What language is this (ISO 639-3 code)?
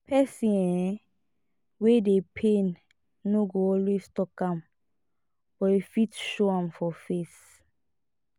pcm